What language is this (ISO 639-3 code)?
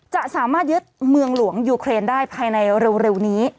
tha